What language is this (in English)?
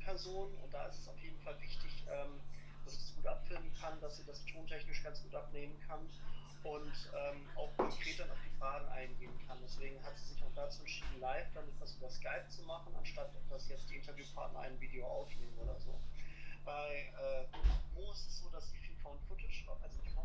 German